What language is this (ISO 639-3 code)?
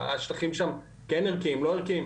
heb